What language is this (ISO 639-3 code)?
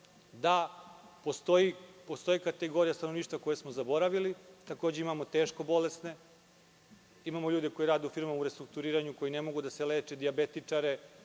srp